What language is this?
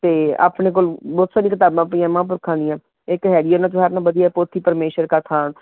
Punjabi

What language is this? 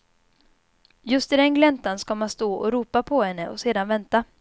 Swedish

